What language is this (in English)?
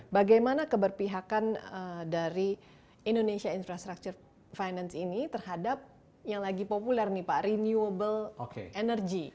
Indonesian